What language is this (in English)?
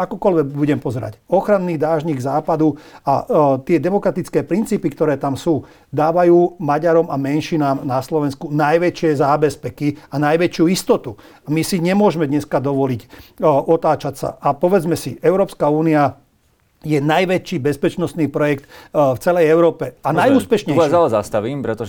Slovak